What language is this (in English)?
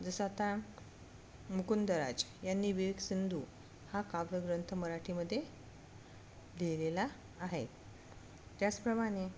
Marathi